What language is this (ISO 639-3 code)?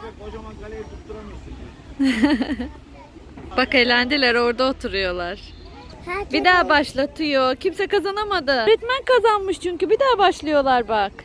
tur